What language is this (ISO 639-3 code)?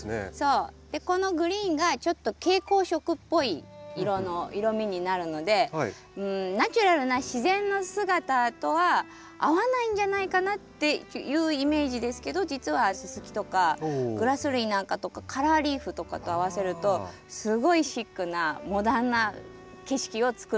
jpn